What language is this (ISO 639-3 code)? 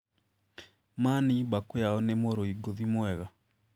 kik